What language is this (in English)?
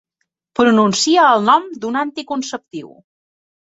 Catalan